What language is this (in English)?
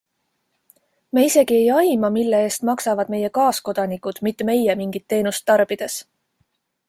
Estonian